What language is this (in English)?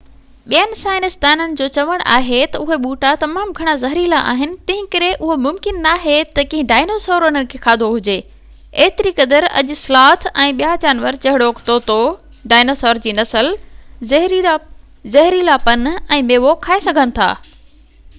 Sindhi